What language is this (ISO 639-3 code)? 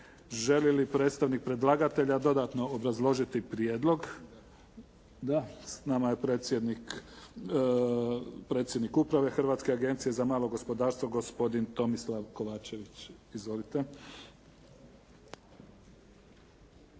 hrv